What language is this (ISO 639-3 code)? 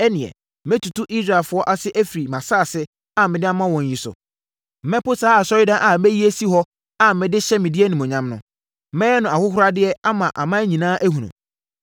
aka